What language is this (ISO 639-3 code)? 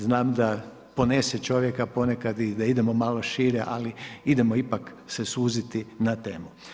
hrv